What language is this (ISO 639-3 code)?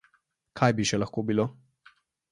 slv